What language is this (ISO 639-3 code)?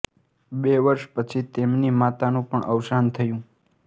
guj